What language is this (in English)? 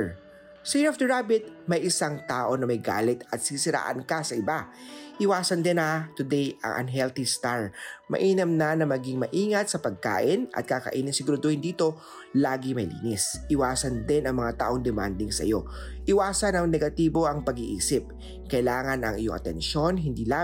Filipino